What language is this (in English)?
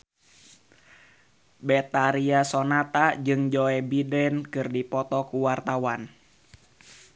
Sundanese